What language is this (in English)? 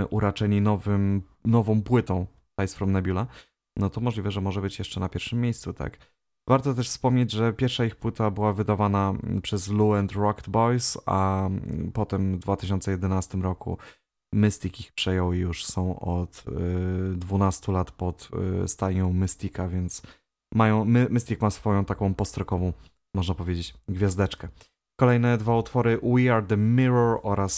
Polish